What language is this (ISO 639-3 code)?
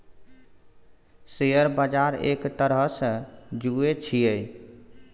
mai